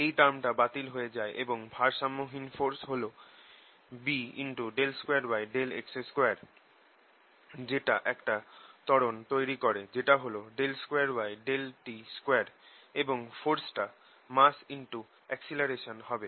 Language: Bangla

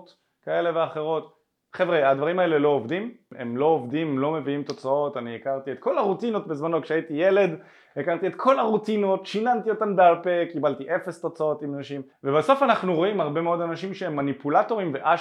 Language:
Hebrew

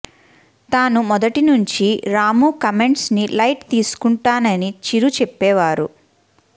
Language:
Telugu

